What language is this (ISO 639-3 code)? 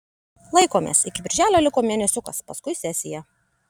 lit